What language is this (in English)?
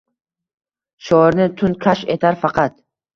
Uzbek